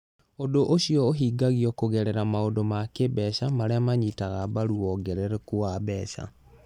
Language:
Kikuyu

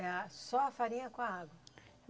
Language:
Portuguese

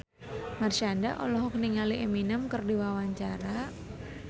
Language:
Sundanese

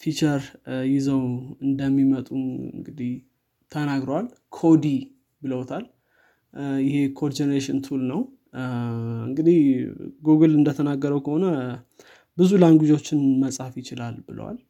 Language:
Amharic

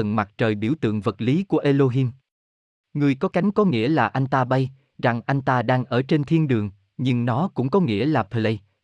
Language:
Vietnamese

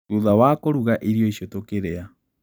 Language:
Kikuyu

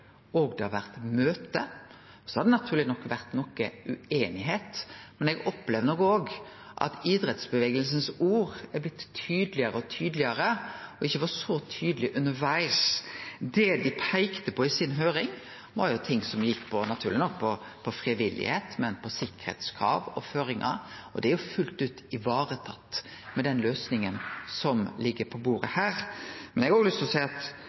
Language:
Norwegian Nynorsk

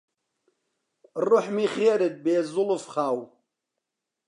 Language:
Central Kurdish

